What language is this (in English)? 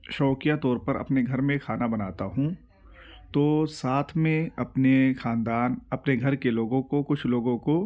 Urdu